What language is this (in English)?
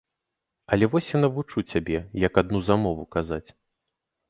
Belarusian